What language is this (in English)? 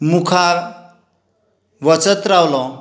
Konkani